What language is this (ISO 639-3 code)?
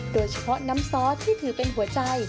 tha